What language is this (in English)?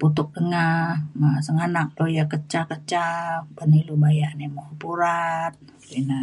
Mainstream Kenyah